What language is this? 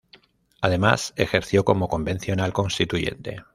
Spanish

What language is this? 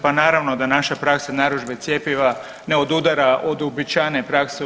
Croatian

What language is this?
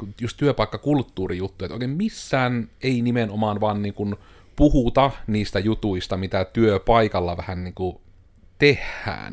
Finnish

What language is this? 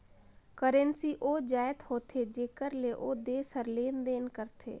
Chhattisgarhi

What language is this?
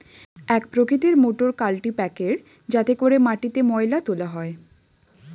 Bangla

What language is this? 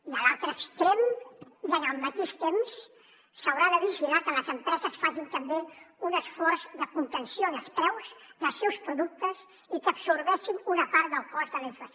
Catalan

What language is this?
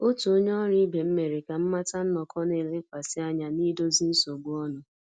Igbo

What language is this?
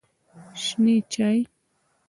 Pashto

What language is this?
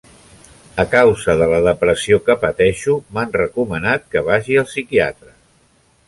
Catalan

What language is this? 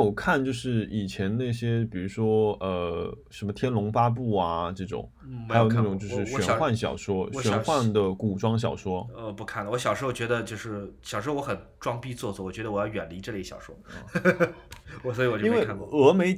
Chinese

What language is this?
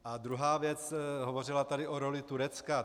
Czech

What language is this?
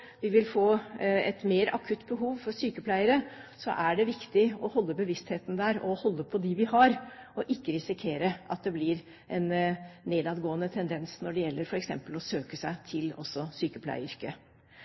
Norwegian Bokmål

